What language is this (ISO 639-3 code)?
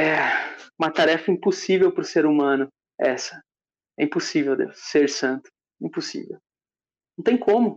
por